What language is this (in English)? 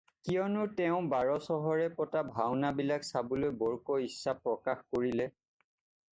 Assamese